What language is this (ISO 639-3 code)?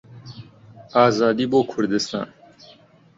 ckb